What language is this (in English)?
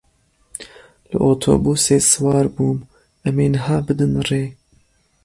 Kurdish